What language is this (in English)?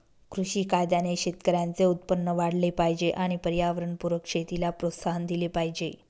Marathi